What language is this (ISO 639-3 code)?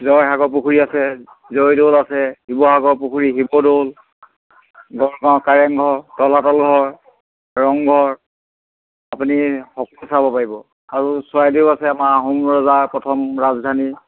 asm